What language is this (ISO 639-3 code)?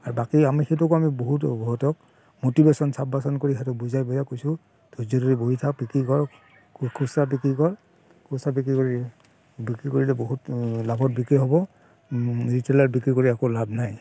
asm